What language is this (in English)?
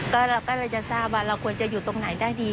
Thai